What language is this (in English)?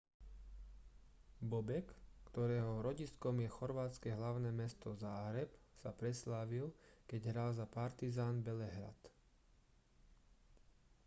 Slovak